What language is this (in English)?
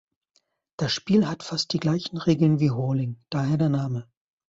German